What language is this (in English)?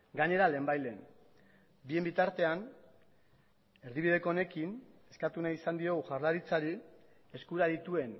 Basque